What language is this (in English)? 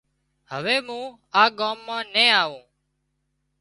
Wadiyara Koli